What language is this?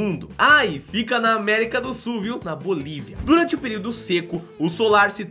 Portuguese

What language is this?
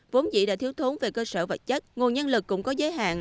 Vietnamese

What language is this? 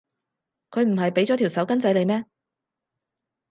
Cantonese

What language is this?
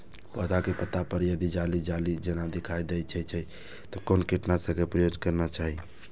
Maithili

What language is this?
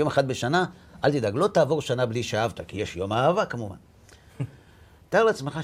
Hebrew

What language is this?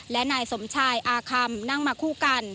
Thai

